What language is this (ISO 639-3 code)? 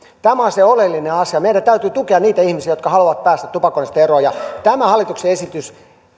fin